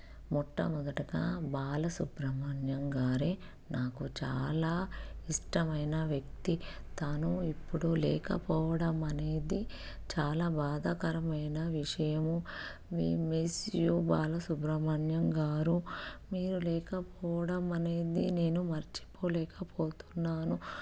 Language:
Telugu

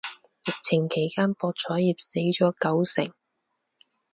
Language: Cantonese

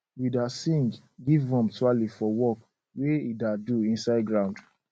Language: Nigerian Pidgin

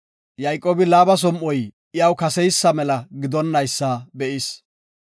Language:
Gofa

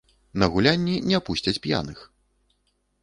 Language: Belarusian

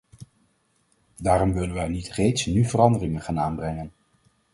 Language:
Dutch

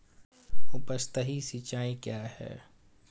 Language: Hindi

